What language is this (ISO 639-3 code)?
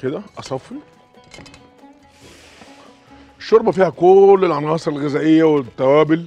ara